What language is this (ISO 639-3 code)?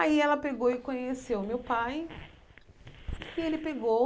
por